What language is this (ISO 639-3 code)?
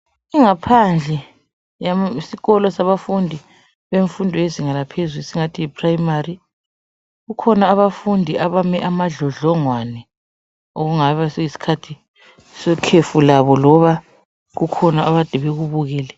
nde